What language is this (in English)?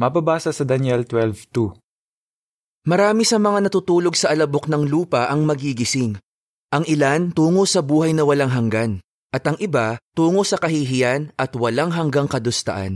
Filipino